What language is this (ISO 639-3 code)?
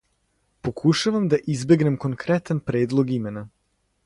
srp